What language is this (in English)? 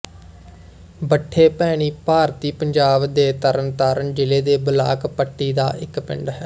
Punjabi